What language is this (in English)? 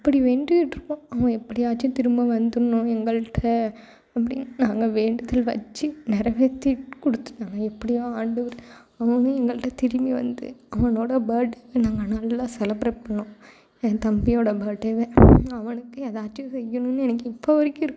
Tamil